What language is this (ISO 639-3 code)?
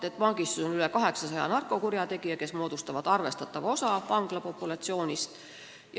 est